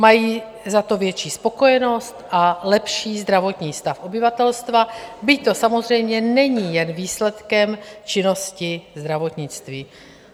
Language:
Czech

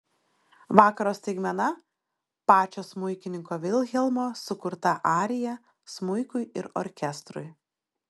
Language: Lithuanian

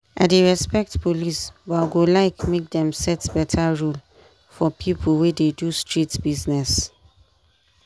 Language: Nigerian Pidgin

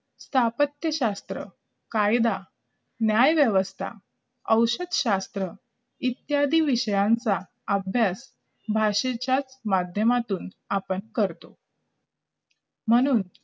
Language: Marathi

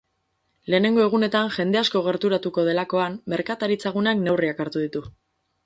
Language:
Basque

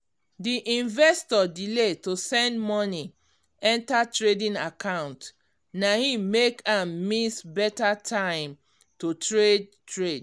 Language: Nigerian Pidgin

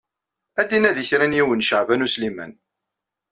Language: Kabyle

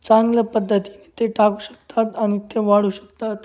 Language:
Marathi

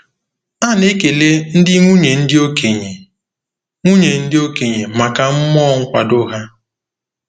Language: Igbo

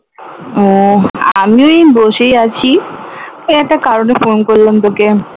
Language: Bangla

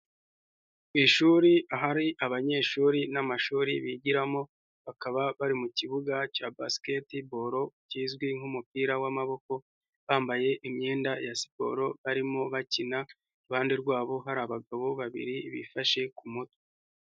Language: Kinyarwanda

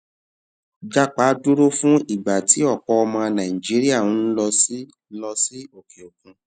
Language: Yoruba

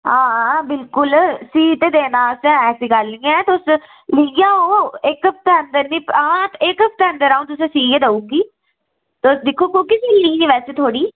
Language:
Dogri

